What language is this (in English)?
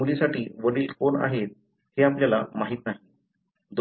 Marathi